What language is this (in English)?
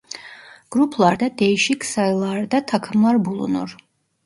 Turkish